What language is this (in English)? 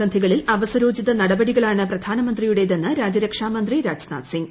Malayalam